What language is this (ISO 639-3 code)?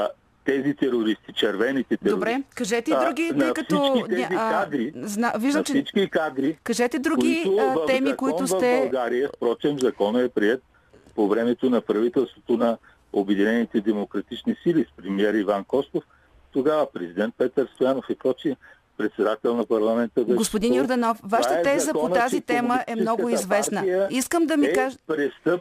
bul